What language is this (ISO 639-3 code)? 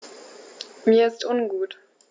deu